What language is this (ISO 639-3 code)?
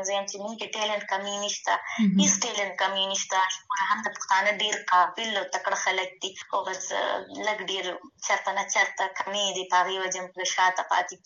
urd